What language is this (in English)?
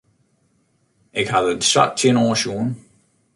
Western Frisian